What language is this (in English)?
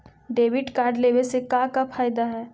Magahi